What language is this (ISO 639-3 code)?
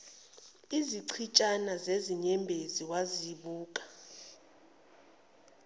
zul